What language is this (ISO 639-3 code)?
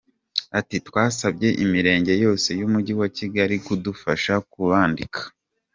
kin